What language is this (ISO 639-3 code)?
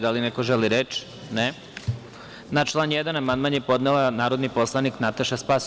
srp